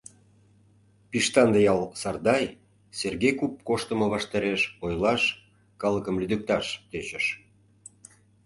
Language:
Mari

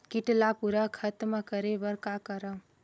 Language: Chhattisgarhi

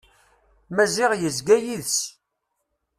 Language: Kabyle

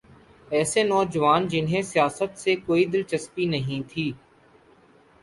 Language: Urdu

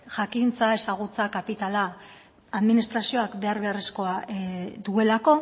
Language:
Basque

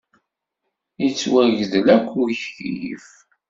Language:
Kabyle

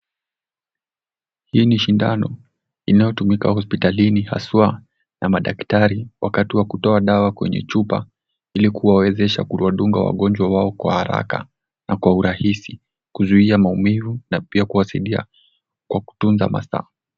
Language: Swahili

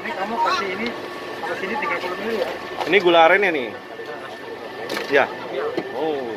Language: Indonesian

